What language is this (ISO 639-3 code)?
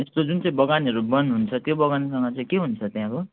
nep